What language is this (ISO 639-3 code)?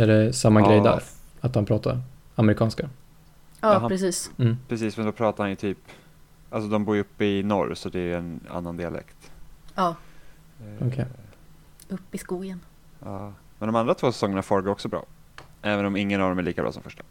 swe